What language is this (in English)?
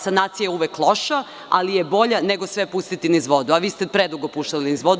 Serbian